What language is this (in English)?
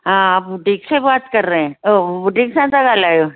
Sindhi